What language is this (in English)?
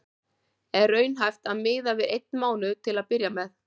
Icelandic